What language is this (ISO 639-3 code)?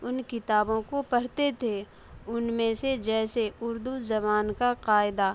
urd